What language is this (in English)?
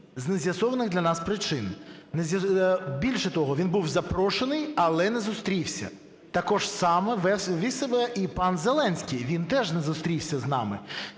Ukrainian